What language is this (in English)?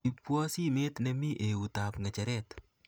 Kalenjin